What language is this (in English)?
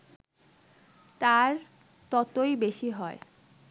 Bangla